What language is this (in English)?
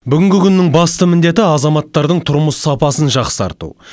Kazakh